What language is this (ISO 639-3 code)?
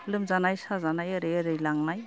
brx